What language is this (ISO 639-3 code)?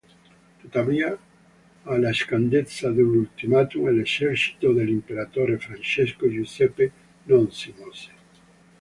ita